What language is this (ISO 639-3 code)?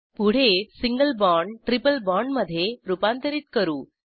mar